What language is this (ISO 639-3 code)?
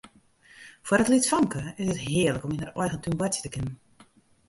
fry